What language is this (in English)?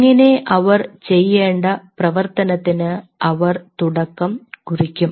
Malayalam